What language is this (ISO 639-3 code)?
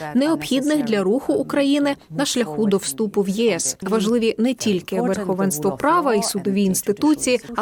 ukr